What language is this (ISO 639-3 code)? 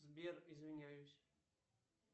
rus